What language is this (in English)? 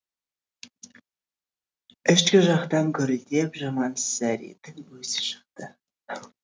Kazakh